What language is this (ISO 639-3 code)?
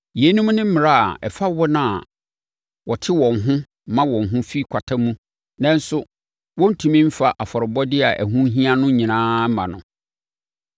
aka